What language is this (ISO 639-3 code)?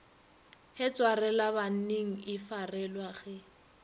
nso